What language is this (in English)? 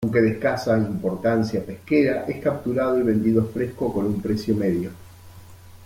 Spanish